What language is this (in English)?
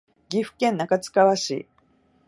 Japanese